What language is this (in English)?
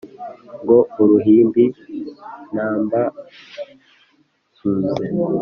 Kinyarwanda